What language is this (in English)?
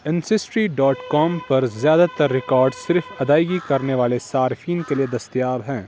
Urdu